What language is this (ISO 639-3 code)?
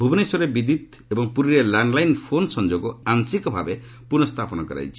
ori